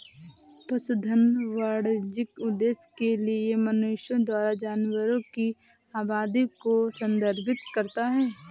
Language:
Hindi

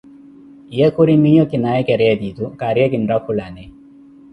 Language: Koti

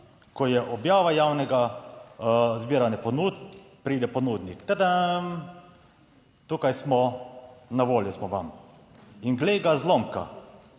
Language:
Slovenian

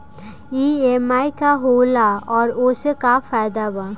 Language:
Bhojpuri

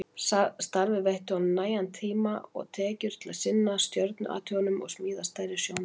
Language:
Icelandic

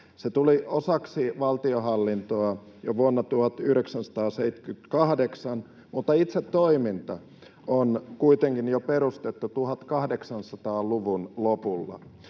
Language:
Finnish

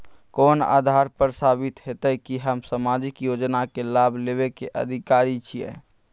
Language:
Maithili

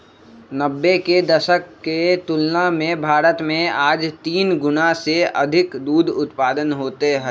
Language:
Magahi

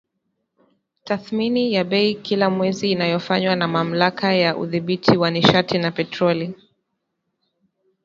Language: Swahili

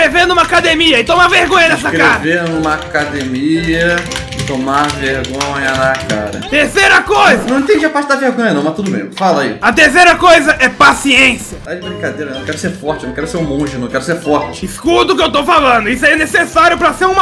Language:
Portuguese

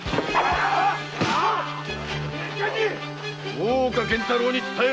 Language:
Japanese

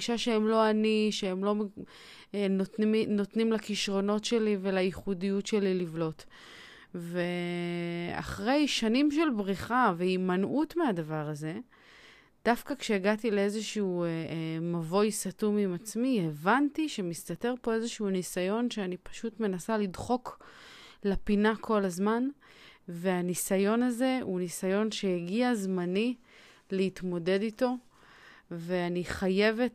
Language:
Hebrew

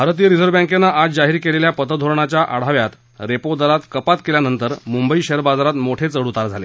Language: Marathi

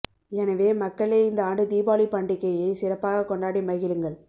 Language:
Tamil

